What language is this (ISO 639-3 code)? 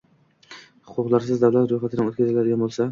uzb